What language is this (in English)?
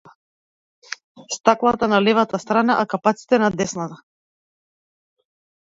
Macedonian